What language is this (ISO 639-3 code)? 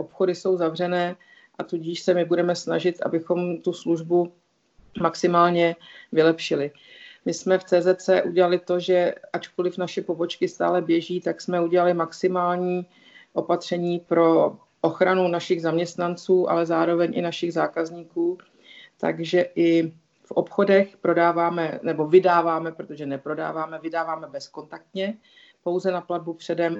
ces